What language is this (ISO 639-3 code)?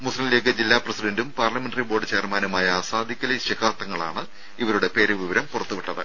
mal